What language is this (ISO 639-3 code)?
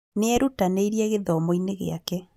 kik